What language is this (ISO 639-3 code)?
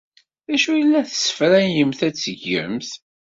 kab